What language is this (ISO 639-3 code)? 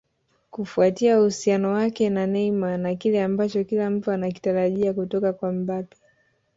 swa